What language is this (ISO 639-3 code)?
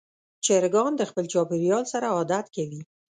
pus